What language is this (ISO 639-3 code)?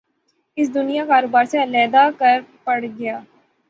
urd